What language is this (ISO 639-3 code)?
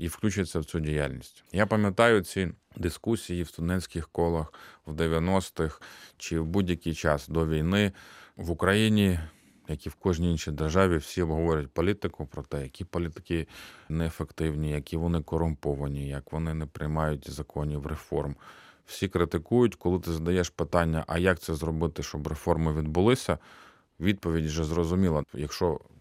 ukr